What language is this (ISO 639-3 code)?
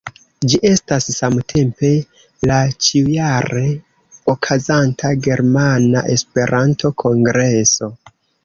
epo